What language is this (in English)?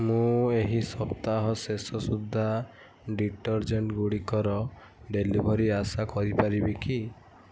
Odia